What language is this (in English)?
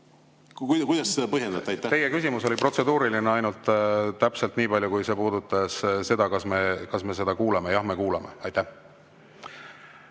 Estonian